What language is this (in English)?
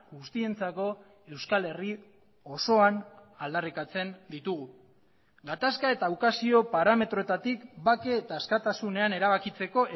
Basque